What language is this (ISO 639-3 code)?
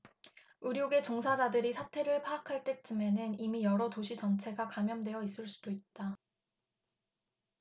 kor